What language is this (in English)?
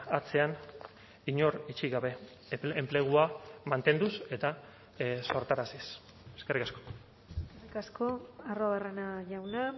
Basque